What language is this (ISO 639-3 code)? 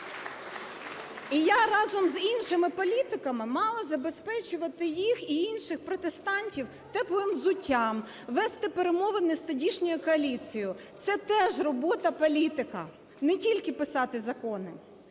ukr